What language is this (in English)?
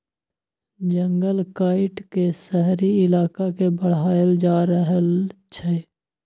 Maithili